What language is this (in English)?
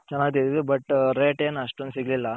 Kannada